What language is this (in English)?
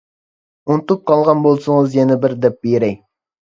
Uyghur